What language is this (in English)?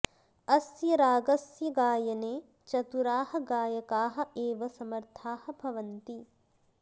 Sanskrit